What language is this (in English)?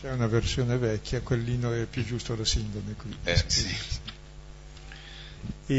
Italian